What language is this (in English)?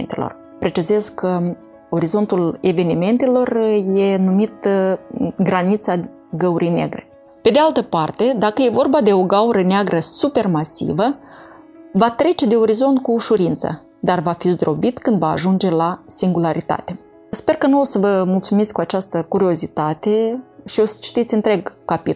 Romanian